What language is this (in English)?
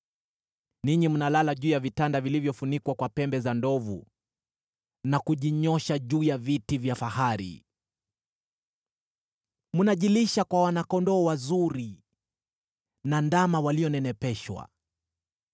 Swahili